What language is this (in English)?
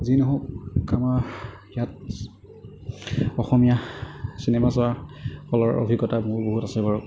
Assamese